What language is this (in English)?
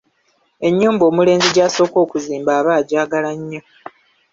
Ganda